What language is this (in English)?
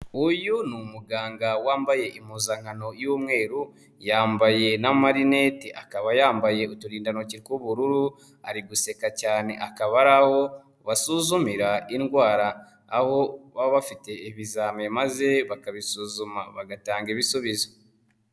Kinyarwanda